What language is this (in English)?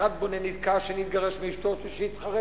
Hebrew